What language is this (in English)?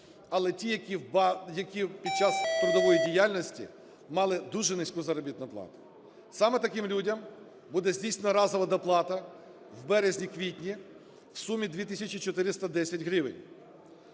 Ukrainian